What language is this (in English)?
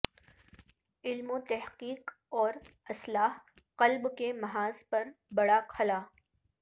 Urdu